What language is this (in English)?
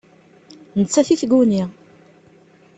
Kabyle